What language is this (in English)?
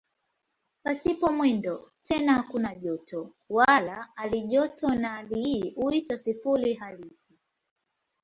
Swahili